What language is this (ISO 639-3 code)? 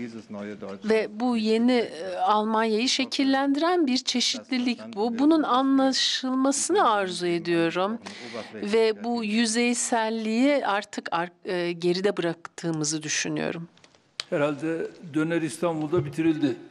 tur